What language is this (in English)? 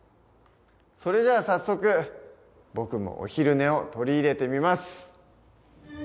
Japanese